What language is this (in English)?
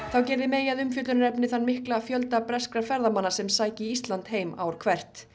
Icelandic